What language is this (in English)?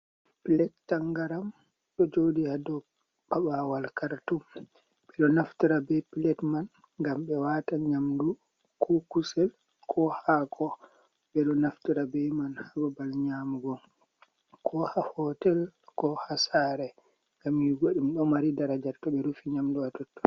Fula